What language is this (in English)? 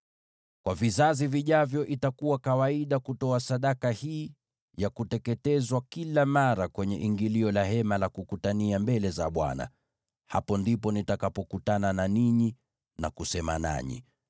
Swahili